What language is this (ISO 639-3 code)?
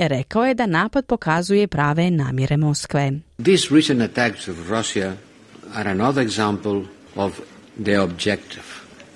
hrv